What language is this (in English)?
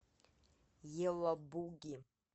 Russian